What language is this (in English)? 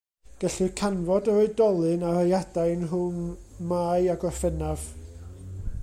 Welsh